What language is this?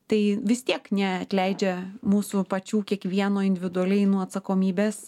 Lithuanian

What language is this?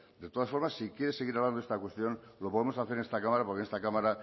Spanish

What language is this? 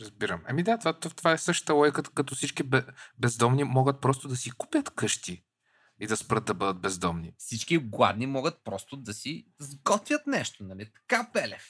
Bulgarian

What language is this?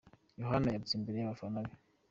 Kinyarwanda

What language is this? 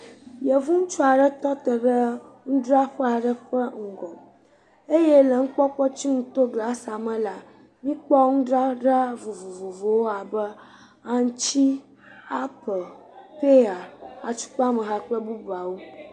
Ewe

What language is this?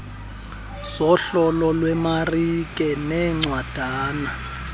Xhosa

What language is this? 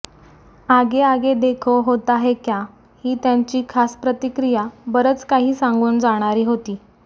Marathi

